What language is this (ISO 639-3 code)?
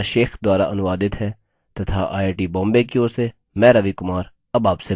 hin